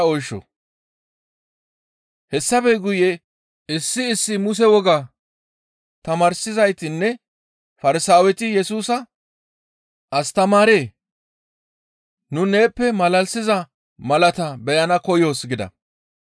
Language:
Gamo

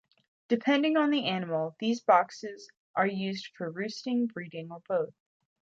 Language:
English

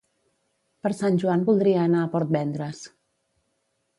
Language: Catalan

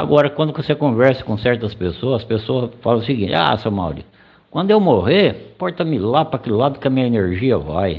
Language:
Portuguese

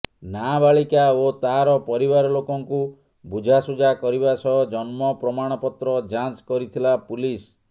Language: Odia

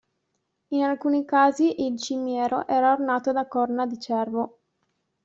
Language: Italian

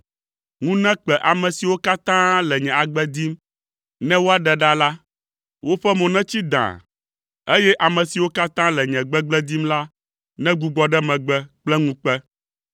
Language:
Ewe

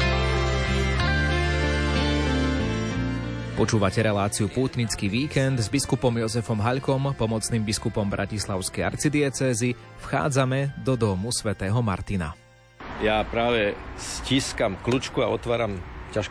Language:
Slovak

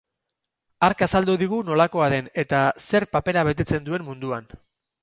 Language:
Basque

